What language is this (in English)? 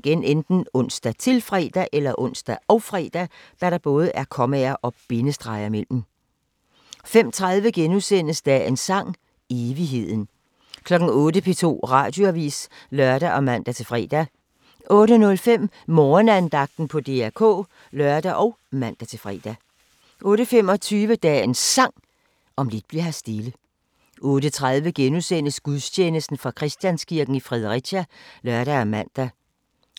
Danish